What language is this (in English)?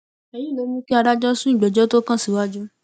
Yoruba